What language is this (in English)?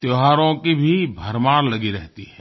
Hindi